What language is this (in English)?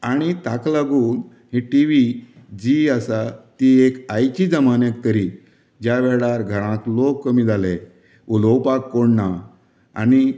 Konkani